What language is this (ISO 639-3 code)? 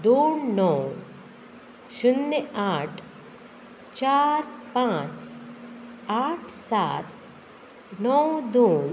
kok